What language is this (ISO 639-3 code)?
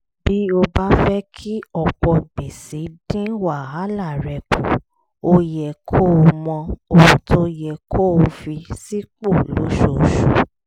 yor